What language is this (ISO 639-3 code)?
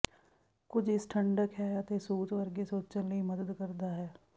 pan